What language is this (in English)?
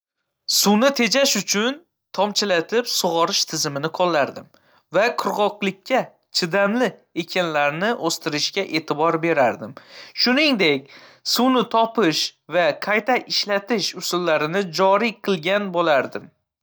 Uzbek